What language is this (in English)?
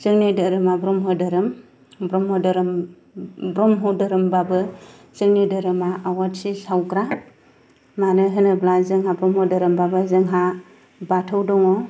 Bodo